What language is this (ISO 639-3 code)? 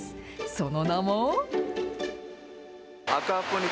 jpn